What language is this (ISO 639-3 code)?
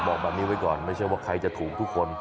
tha